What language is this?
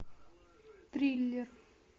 Russian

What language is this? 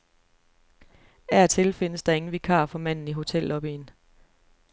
Danish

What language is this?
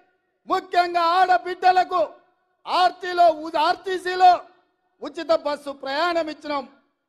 Telugu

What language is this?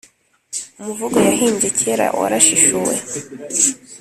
Kinyarwanda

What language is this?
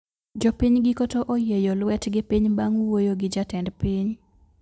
Luo (Kenya and Tanzania)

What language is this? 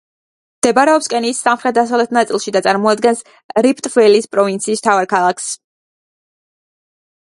Georgian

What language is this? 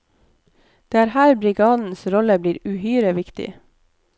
Norwegian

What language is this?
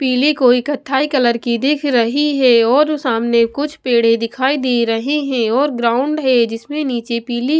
Hindi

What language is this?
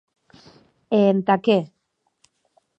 Occitan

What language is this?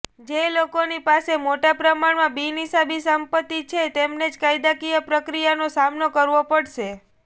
Gujarati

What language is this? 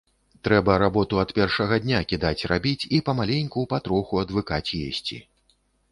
Belarusian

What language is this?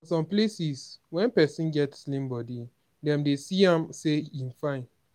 Nigerian Pidgin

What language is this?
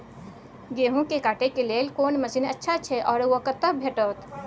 Maithili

